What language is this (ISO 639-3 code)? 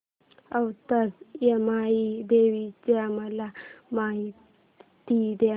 mar